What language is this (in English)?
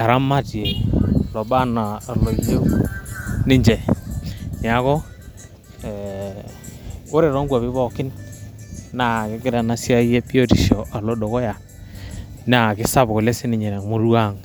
Masai